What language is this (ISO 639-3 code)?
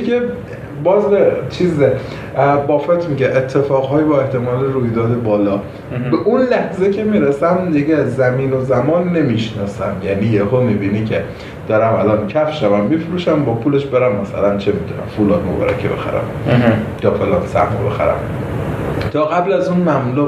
fas